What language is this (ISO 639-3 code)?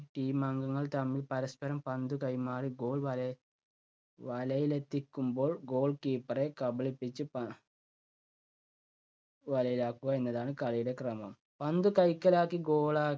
mal